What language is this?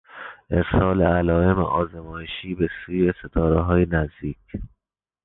Persian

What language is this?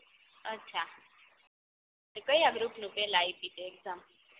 Gujarati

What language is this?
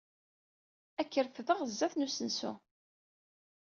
Kabyle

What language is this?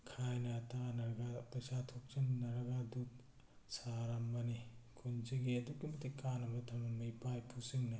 Manipuri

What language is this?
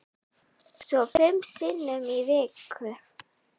Icelandic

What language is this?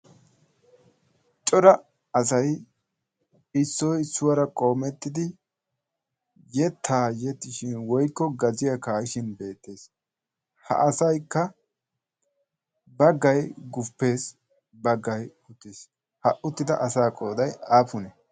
Wolaytta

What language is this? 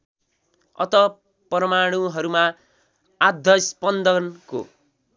Nepali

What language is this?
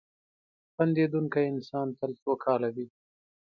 Pashto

